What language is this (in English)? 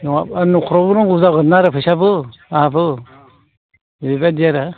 Bodo